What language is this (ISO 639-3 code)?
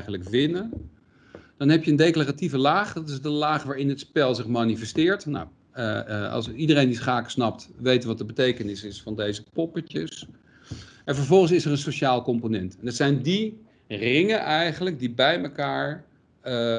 nld